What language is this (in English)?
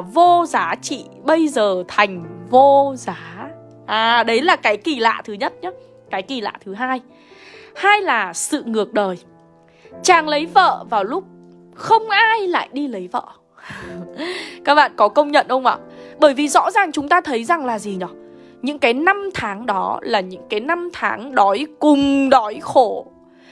Vietnamese